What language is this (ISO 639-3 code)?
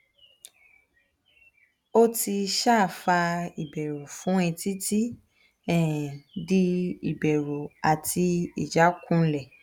yor